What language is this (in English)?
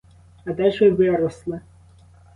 Ukrainian